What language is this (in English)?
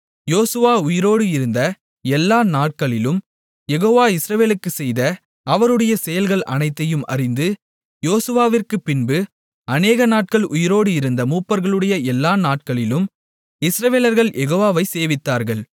Tamil